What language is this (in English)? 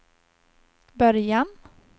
Swedish